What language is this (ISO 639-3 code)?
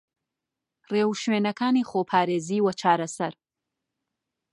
ckb